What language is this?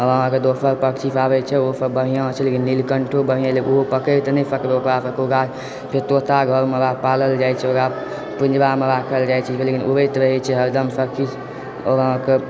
Maithili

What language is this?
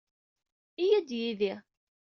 Kabyle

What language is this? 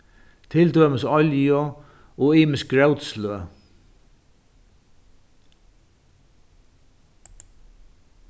Faroese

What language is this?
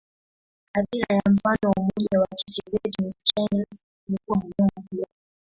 Swahili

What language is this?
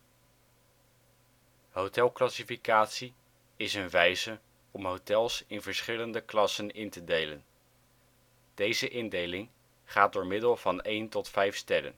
Dutch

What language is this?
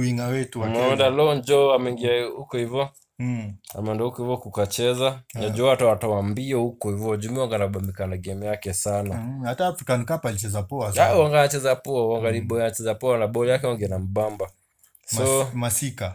Swahili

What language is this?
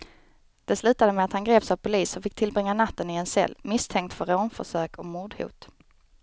Swedish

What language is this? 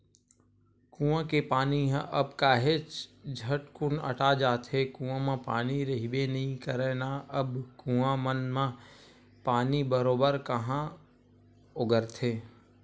Chhattisgarhi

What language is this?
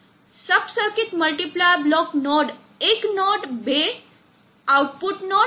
Gujarati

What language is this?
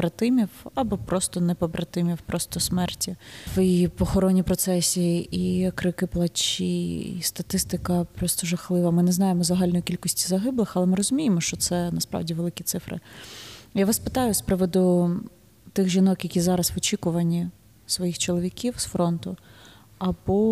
Ukrainian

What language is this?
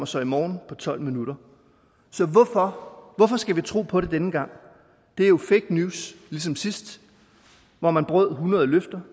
Danish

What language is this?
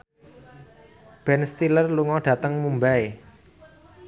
Javanese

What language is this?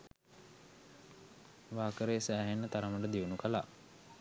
Sinhala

